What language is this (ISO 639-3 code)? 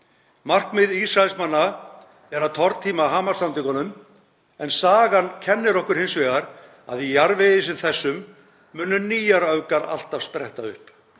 isl